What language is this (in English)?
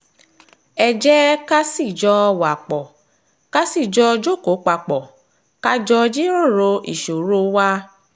Yoruba